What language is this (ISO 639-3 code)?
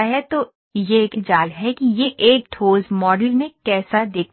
hin